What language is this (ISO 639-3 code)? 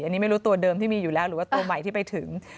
tha